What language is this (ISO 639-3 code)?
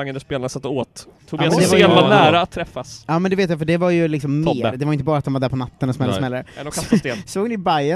swe